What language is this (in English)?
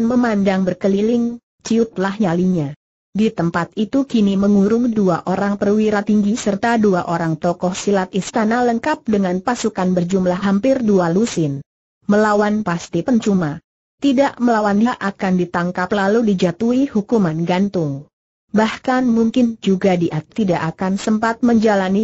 Indonesian